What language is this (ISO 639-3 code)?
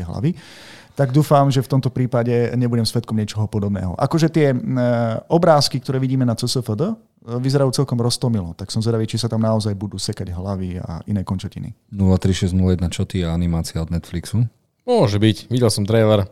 slk